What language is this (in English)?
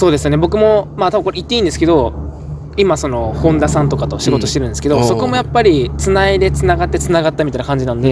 Japanese